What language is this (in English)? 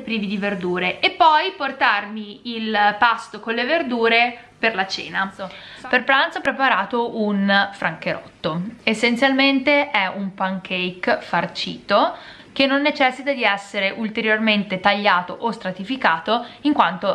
Italian